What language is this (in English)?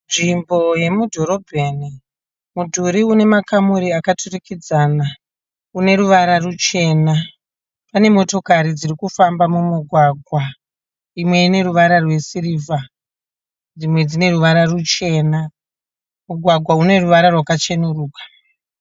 Shona